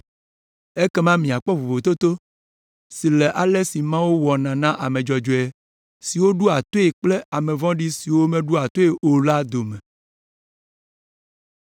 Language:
Ewe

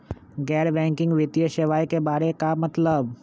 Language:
Magahi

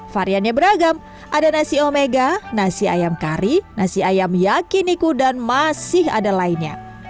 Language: Indonesian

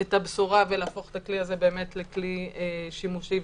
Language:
Hebrew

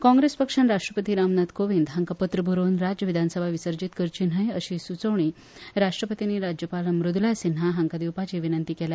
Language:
Konkani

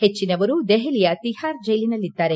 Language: Kannada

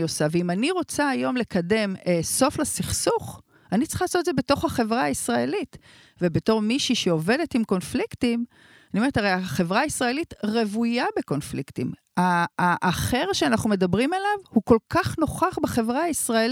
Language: Hebrew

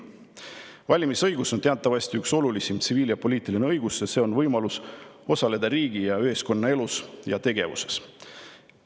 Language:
Estonian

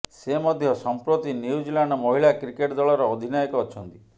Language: Odia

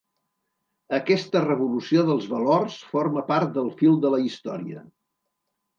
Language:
Catalan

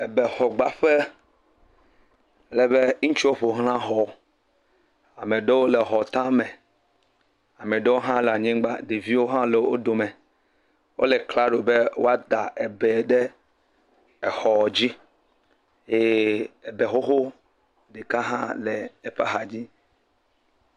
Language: Ewe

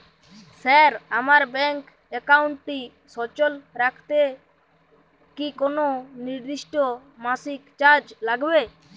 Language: Bangla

